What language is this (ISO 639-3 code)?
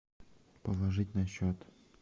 rus